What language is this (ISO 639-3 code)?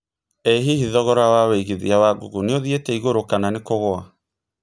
kik